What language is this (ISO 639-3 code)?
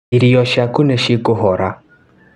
kik